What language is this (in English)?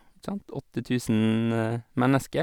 Norwegian